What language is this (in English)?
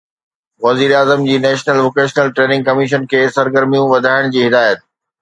Sindhi